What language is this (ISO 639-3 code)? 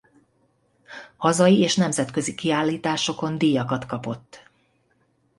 hun